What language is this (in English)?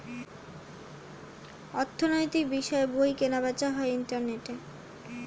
Bangla